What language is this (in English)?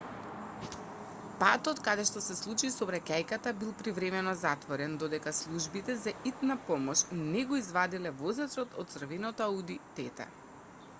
Macedonian